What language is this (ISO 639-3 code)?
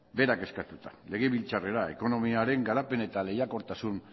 eus